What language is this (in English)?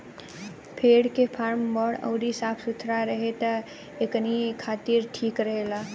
Bhojpuri